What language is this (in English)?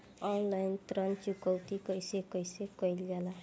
Bhojpuri